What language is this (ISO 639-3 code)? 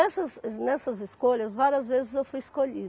por